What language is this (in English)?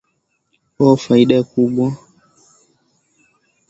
Swahili